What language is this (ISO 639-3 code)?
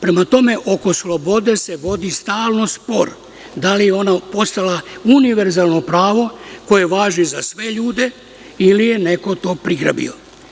srp